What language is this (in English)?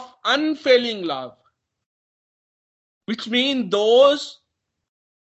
Hindi